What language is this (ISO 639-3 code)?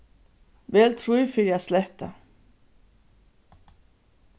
fao